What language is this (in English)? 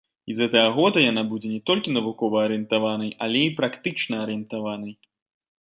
Belarusian